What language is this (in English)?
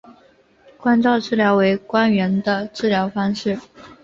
Chinese